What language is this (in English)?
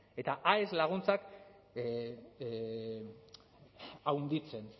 Basque